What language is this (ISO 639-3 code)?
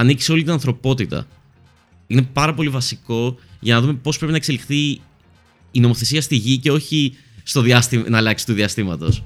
ell